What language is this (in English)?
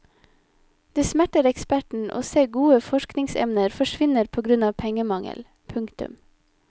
Norwegian